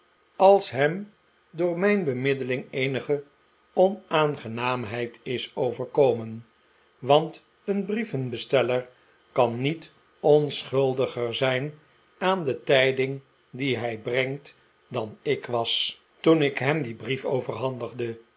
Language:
Dutch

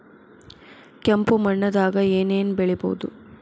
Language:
Kannada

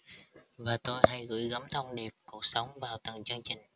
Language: Vietnamese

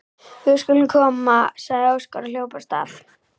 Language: Icelandic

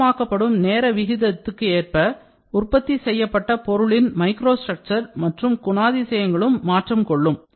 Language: Tamil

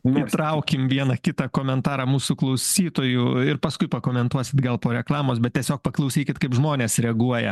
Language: Lithuanian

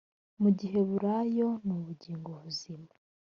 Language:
Kinyarwanda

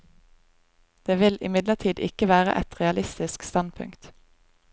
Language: Norwegian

